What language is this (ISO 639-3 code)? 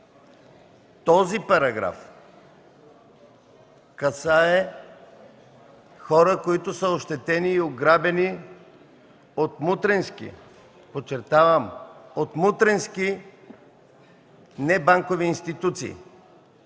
bul